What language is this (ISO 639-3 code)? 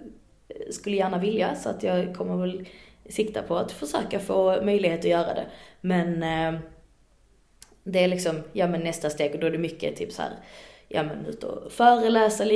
swe